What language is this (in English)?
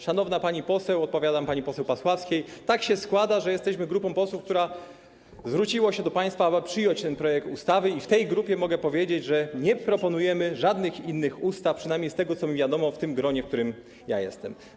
Polish